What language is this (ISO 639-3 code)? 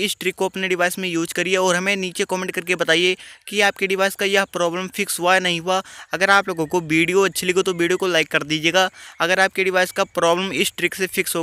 hin